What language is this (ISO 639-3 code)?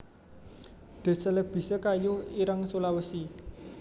jav